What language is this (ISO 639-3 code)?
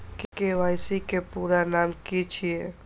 mai